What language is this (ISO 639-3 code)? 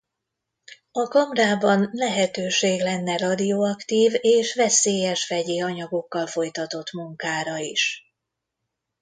hun